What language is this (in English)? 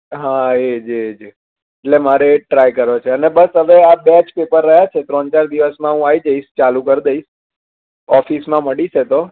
Gujarati